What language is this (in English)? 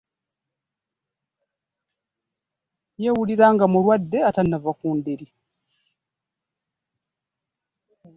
Ganda